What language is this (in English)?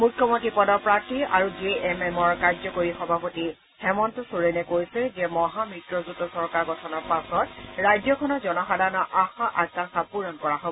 Assamese